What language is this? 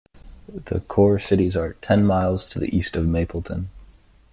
English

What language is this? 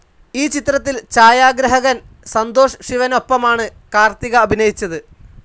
Malayalam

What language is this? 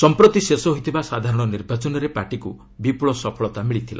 Odia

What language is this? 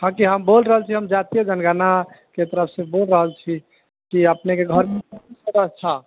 Maithili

